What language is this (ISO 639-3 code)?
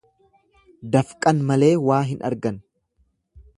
orm